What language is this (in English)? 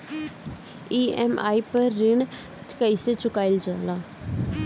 Bhojpuri